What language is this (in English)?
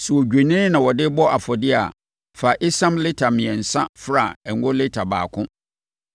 Akan